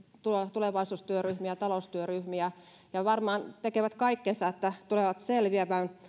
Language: Finnish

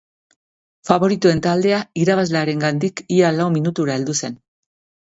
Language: Basque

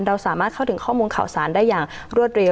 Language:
Thai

